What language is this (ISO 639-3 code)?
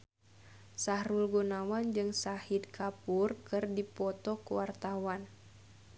sun